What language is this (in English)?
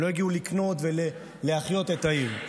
Hebrew